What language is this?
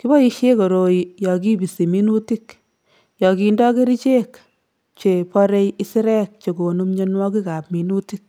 Kalenjin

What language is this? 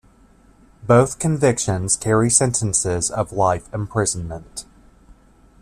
English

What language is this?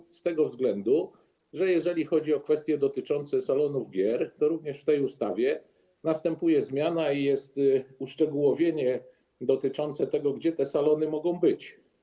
Polish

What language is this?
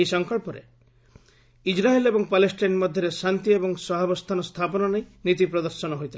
Odia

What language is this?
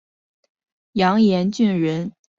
Chinese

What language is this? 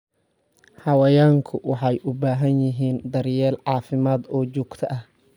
Somali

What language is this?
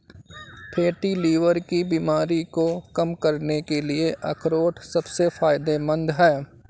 Hindi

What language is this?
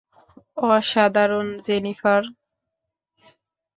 Bangla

